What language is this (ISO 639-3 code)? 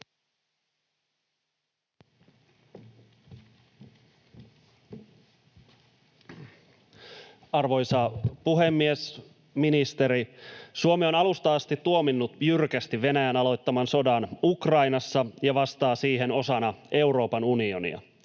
fin